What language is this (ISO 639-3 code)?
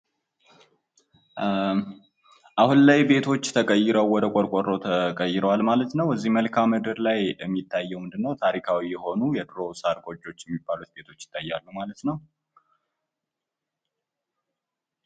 amh